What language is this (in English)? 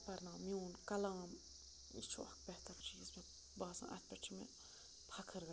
Kashmiri